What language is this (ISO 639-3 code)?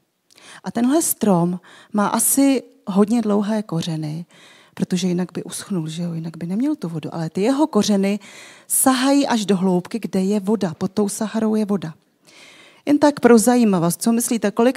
ces